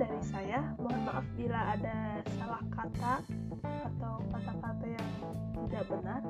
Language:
Indonesian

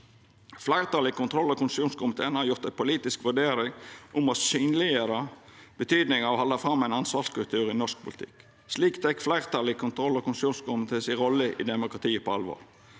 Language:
Norwegian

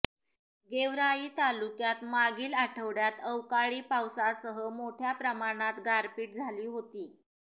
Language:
Marathi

